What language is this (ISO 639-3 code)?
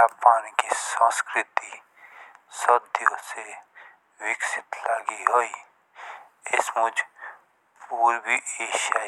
jns